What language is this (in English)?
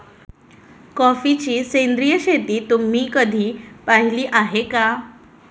Marathi